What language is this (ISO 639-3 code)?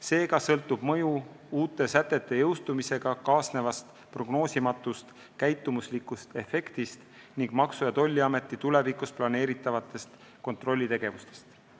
est